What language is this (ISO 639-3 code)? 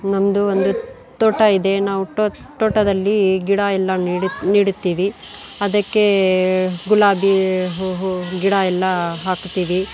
kan